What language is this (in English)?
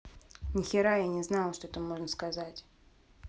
Russian